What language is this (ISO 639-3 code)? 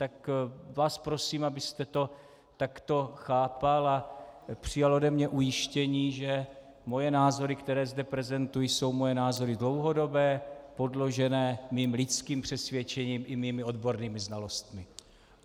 ces